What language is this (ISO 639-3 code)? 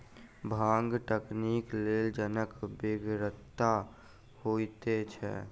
mai